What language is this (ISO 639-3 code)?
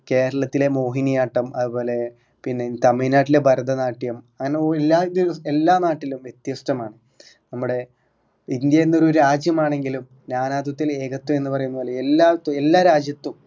mal